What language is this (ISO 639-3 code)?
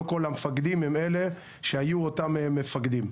heb